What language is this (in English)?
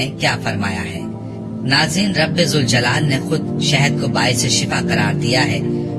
Urdu